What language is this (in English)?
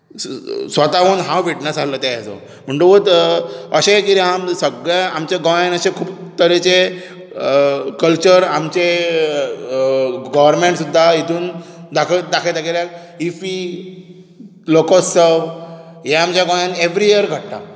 Konkani